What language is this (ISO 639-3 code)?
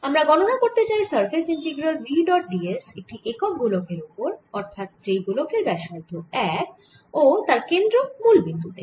ben